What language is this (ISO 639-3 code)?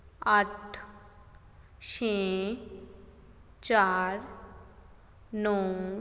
pan